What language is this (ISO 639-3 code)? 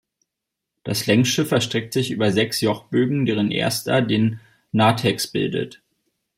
deu